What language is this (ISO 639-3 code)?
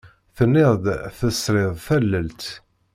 kab